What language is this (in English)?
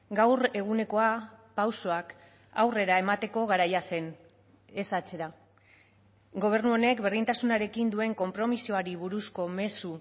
Basque